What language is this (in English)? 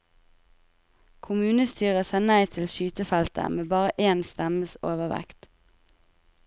Norwegian